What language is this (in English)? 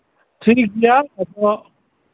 Santali